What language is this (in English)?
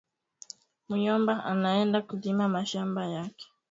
Swahili